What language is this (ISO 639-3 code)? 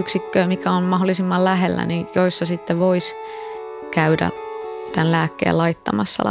fin